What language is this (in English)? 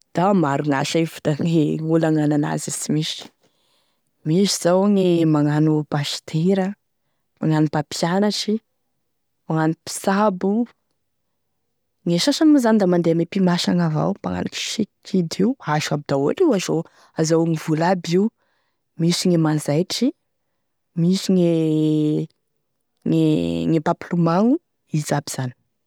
Tesaka Malagasy